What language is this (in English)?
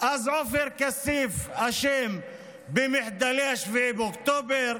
Hebrew